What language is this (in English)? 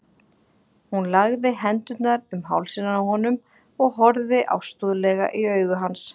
Icelandic